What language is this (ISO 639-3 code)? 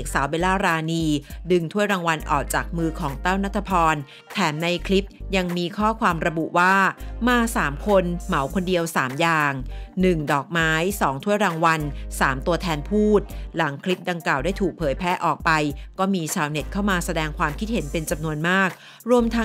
tha